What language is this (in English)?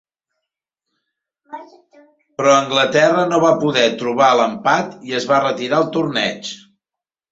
Catalan